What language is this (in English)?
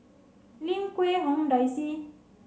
English